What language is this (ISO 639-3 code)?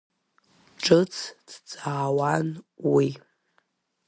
abk